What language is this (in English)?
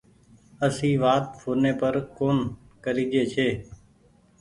Goaria